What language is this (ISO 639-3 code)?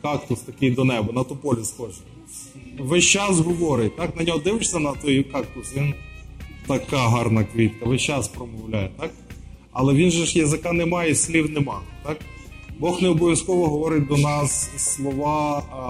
ukr